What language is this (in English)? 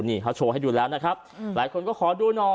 Thai